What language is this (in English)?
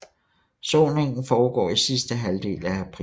Danish